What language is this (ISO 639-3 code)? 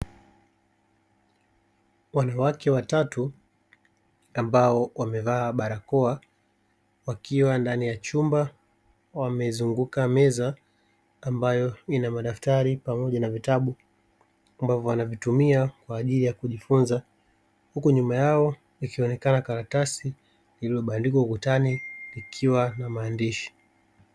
swa